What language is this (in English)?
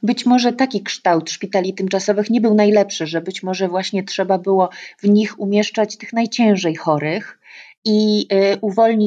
Polish